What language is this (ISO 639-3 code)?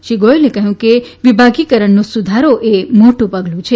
guj